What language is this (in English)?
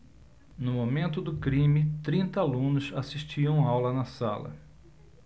Portuguese